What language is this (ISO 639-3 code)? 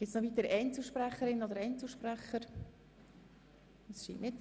gsw